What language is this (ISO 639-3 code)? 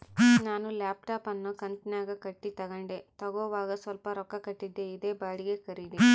kan